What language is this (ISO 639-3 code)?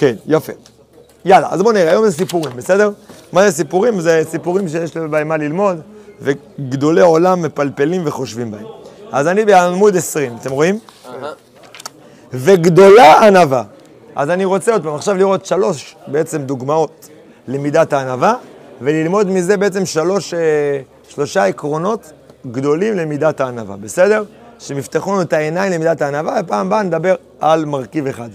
heb